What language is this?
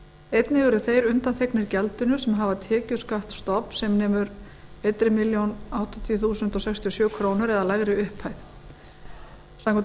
Icelandic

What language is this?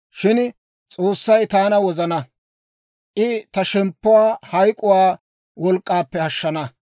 Dawro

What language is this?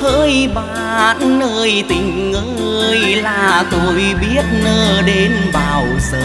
Vietnamese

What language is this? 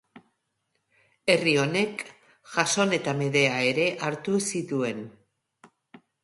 Basque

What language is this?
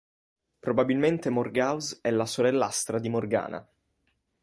Italian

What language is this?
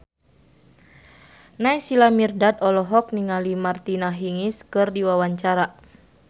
Sundanese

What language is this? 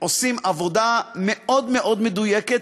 Hebrew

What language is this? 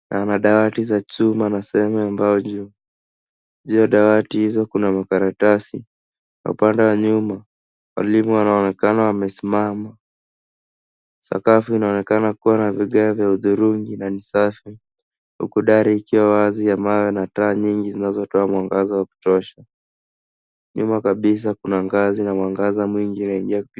Swahili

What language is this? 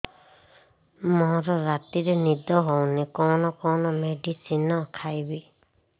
Odia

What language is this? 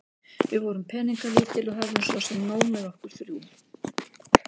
Icelandic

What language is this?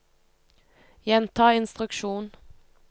Norwegian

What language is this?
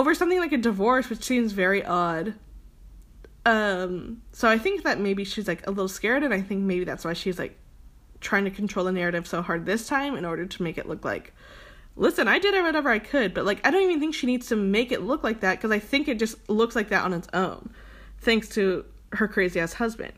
English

